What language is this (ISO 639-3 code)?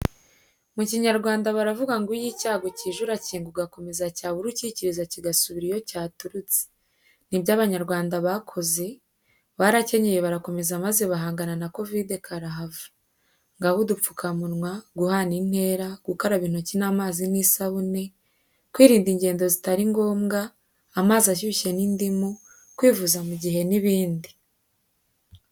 kin